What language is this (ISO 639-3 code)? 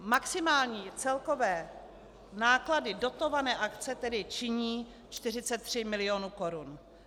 ces